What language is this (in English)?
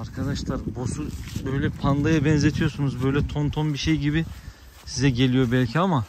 Turkish